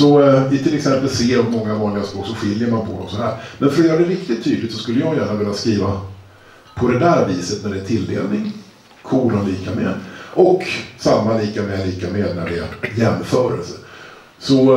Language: Swedish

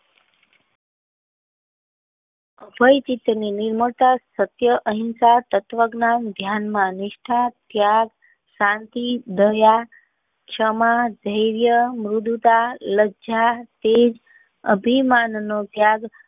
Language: Gujarati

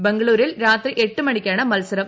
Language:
Malayalam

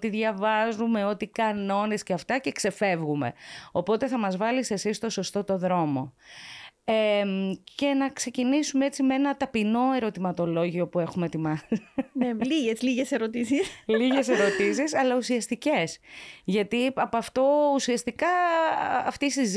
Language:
Greek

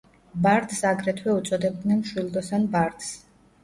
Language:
Georgian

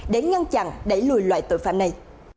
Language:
Vietnamese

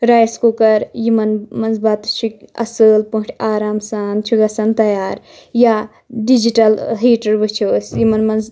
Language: Kashmiri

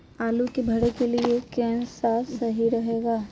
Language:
Magahi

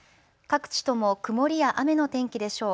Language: Japanese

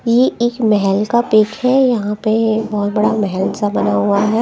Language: Hindi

